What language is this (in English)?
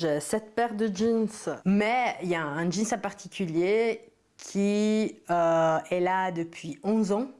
French